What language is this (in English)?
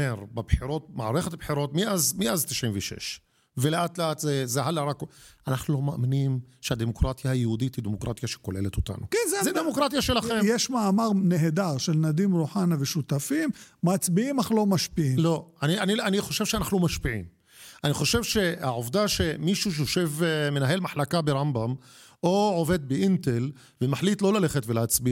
Hebrew